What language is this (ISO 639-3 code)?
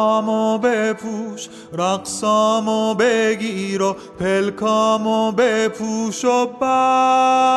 fas